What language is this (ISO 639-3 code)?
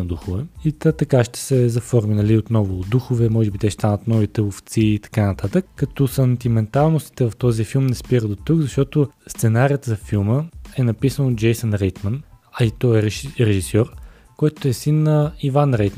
bul